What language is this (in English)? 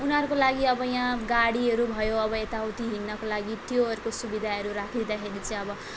Nepali